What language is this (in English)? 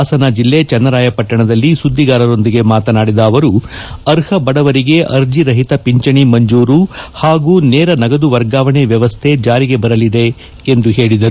Kannada